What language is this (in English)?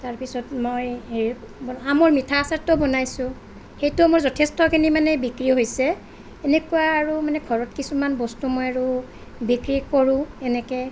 Assamese